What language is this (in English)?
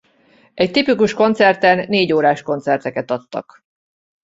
Hungarian